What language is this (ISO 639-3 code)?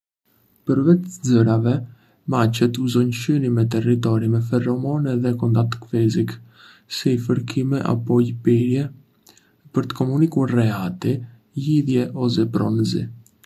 aae